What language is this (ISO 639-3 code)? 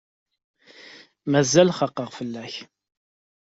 kab